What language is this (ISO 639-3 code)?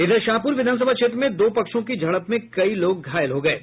hin